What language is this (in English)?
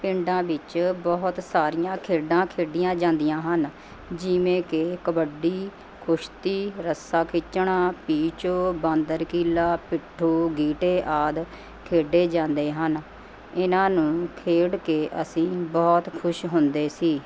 Punjabi